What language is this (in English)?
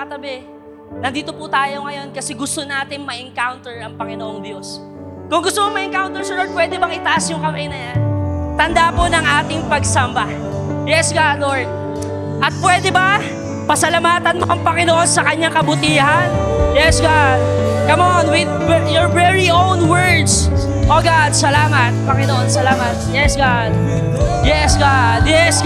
Filipino